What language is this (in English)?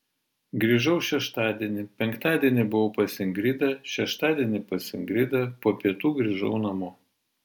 Lithuanian